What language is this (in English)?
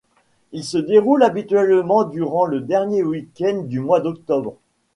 French